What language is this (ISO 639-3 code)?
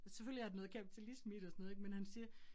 dan